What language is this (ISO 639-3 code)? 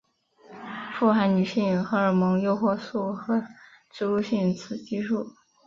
zho